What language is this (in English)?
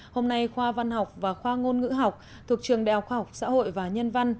Vietnamese